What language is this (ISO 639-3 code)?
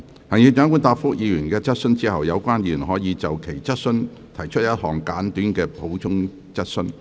yue